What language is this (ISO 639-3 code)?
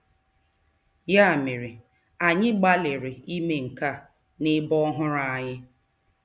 ibo